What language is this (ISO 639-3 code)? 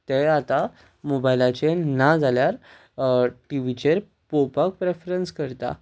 kok